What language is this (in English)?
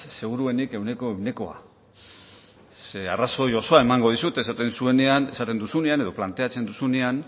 Basque